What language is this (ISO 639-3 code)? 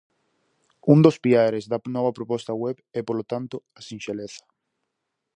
glg